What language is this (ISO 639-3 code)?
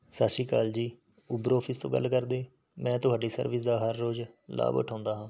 pan